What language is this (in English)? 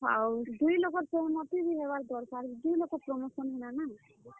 Odia